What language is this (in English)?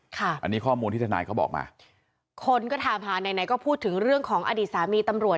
Thai